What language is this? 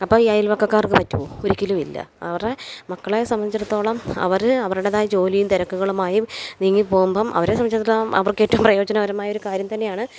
Malayalam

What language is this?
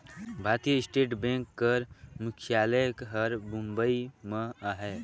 Chhattisgarhi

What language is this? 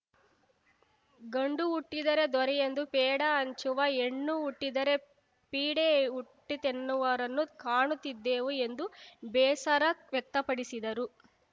Kannada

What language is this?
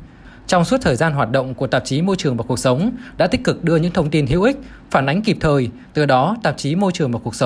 Vietnamese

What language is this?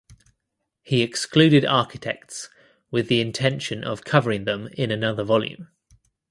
English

